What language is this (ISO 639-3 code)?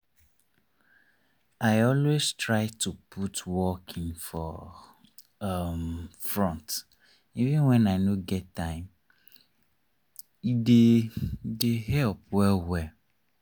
pcm